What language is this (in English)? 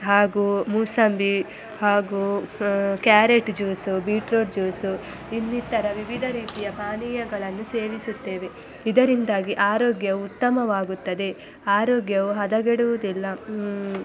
Kannada